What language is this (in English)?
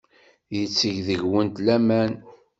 Kabyle